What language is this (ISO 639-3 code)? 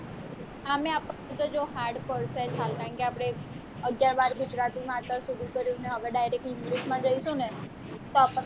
guj